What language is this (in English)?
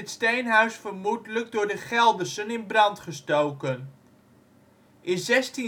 Dutch